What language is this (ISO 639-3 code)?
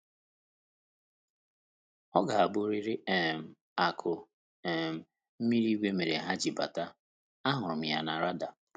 ibo